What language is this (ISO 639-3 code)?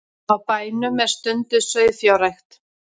isl